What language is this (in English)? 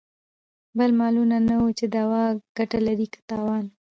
Pashto